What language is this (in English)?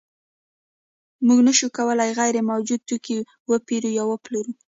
Pashto